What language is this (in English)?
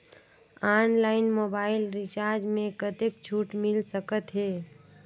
Chhattisgarhi